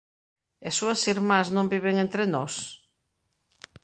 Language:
Galician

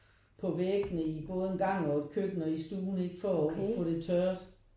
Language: Danish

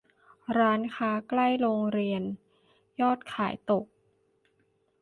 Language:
Thai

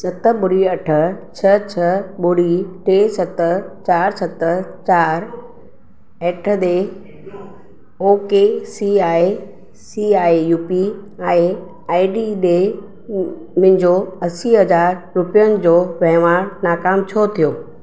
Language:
Sindhi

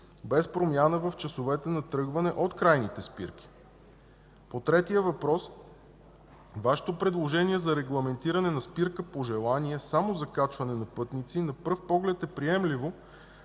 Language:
Bulgarian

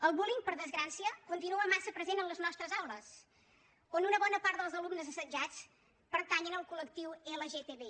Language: Catalan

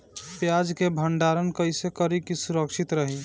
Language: Bhojpuri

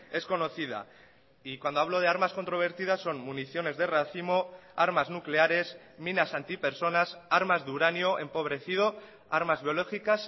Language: Spanish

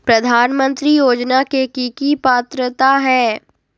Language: Magahi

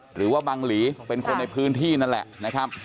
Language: Thai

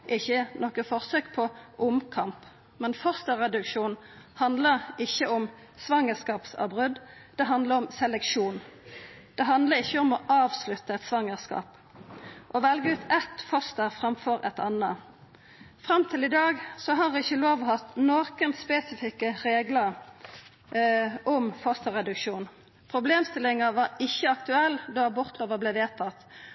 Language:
Norwegian Nynorsk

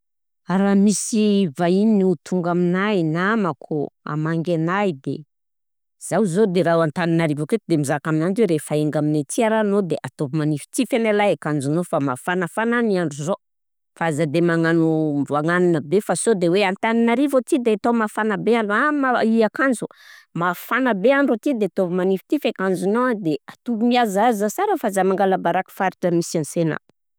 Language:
Southern Betsimisaraka Malagasy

